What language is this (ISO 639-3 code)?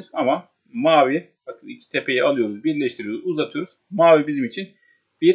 tur